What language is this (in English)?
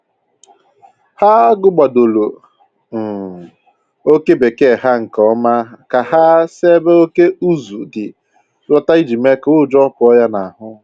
Igbo